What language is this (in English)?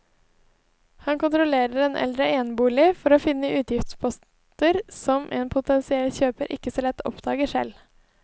Norwegian